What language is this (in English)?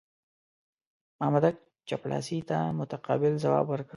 Pashto